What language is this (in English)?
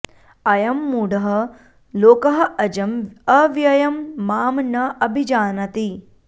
Sanskrit